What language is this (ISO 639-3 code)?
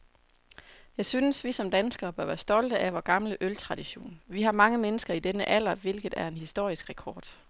dan